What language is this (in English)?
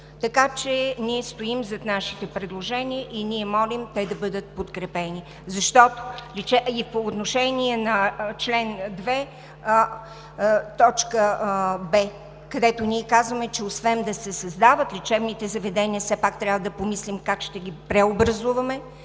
Bulgarian